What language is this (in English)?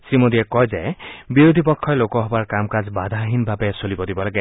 Assamese